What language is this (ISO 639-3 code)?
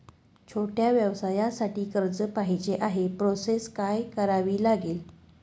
mar